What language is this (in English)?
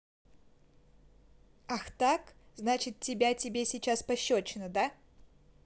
Russian